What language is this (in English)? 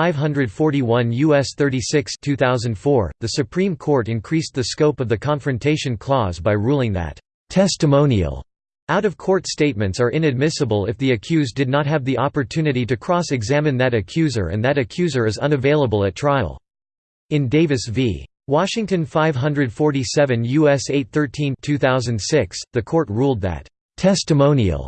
English